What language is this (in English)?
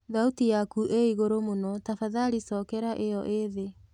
Kikuyu